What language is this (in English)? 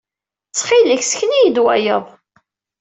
Kabyle